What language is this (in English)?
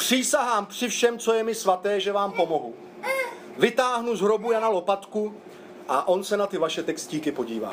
Czech